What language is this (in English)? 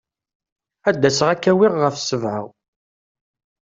Kabyle